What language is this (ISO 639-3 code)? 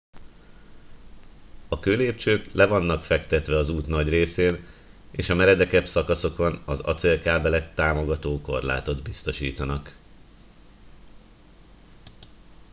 hun